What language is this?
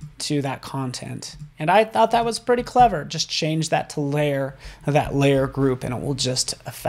English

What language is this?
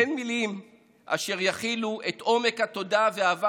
Hebrew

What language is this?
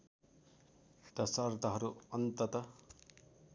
Nepali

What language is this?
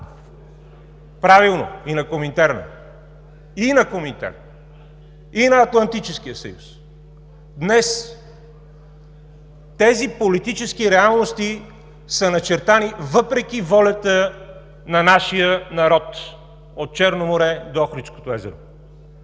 Bulgarian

